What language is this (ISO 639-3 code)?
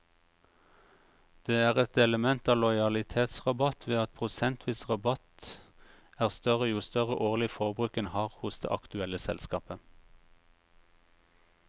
nor